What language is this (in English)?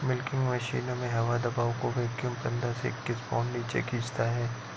Hindi